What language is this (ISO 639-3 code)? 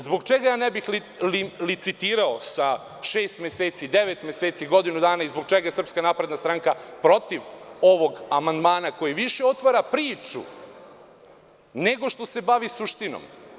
srp